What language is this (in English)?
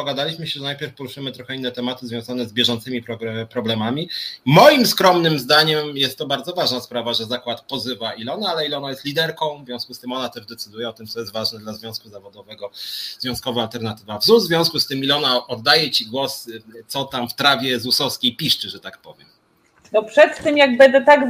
Polish